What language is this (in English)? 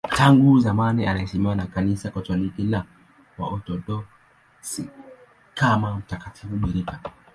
Swahili